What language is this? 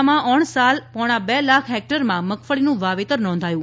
Gujarati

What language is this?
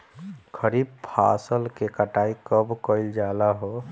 Bhojpuri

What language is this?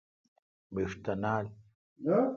Kalkoti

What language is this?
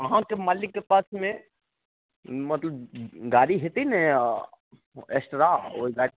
Maithili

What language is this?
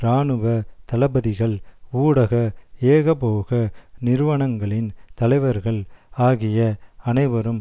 Tamil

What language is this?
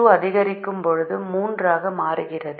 Tamil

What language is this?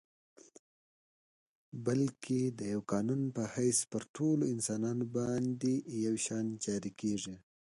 Pashto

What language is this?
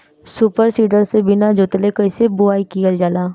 Bhojpuri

